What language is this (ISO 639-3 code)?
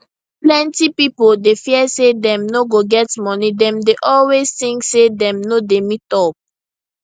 pcm